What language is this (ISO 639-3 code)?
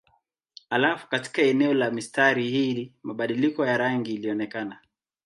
swa